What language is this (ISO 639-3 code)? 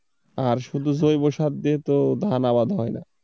ben